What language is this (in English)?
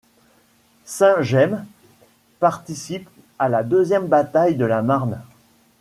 French